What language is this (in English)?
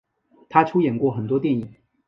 Chinese